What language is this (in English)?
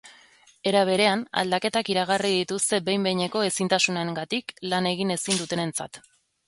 Basque